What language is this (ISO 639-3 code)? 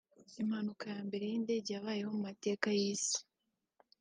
kin